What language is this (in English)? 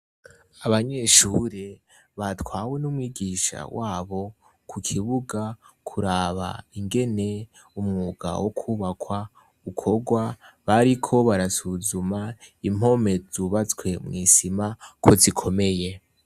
Rundi